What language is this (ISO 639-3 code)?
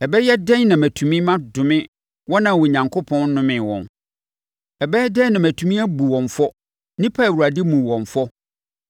aka